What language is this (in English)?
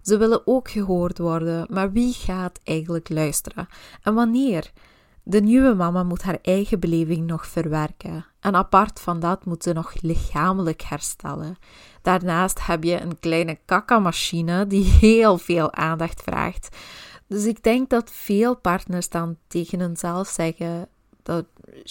Dutch